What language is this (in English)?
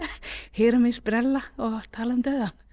Icelandic